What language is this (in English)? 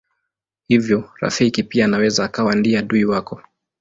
Swahili